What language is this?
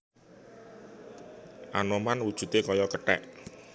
Javanese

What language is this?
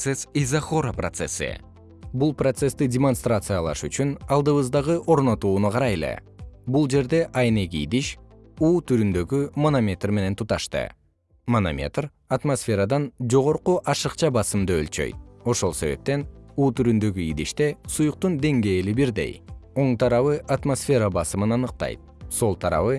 Kyrgyz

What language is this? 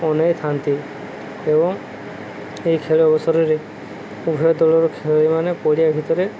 Odia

